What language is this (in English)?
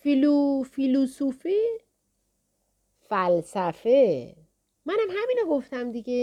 Persian